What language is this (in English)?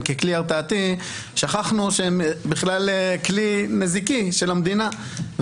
Hebrew